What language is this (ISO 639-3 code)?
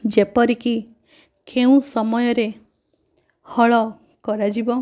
ori